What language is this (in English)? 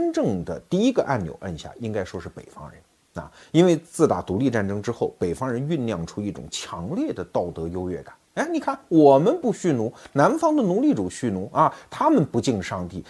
Chinese